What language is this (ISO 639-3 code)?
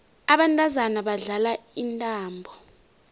nbl